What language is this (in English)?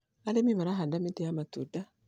Kikuyu